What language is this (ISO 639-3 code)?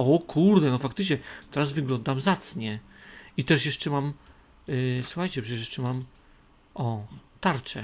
pol